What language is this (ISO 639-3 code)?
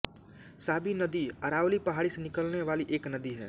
hin